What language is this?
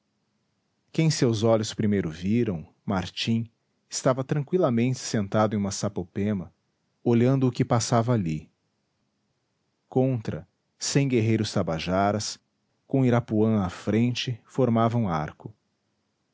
Portuguese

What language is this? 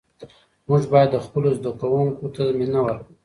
Pashto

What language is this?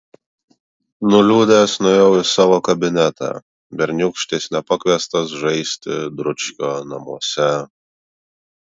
Lithuanian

